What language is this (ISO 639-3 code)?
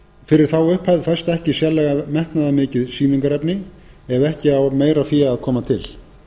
isl